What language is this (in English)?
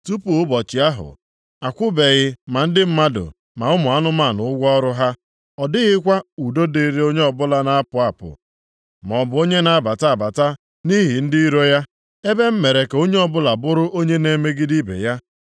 Igbo